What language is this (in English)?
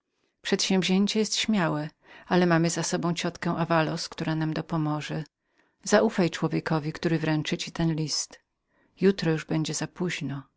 Polish